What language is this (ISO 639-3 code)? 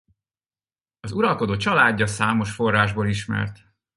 hun